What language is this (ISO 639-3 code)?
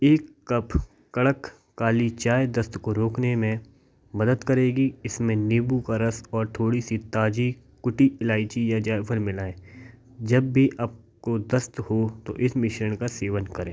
hin